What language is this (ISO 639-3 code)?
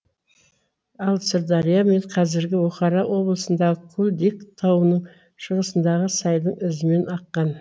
kaz